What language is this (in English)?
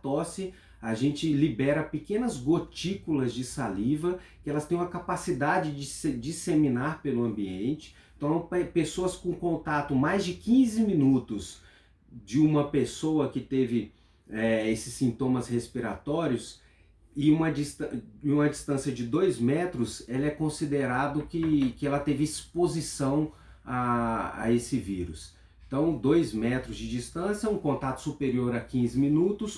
Portuguese